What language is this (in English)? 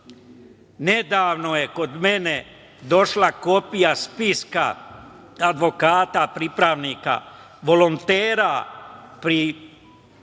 Serbian